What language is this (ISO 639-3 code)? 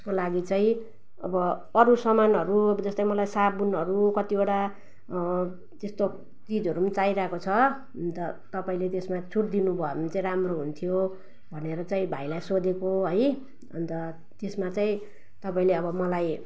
nep